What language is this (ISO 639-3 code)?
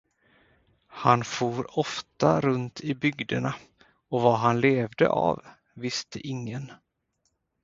swe